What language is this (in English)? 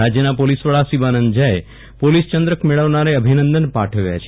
Gujarati